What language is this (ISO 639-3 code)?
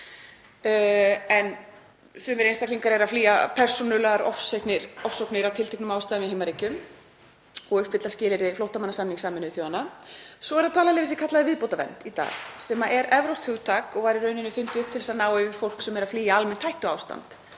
isl